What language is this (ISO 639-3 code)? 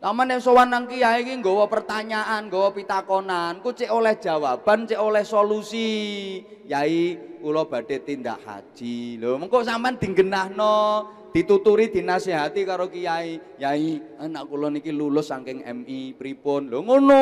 ind